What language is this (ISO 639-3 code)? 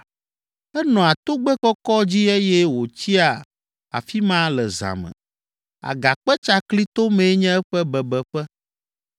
ewe